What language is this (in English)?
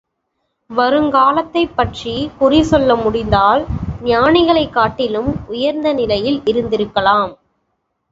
Tamil